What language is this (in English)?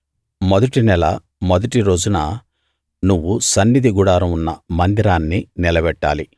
Telugu